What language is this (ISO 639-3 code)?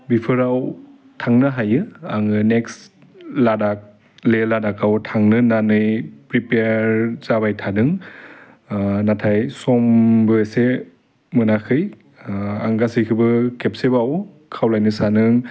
brx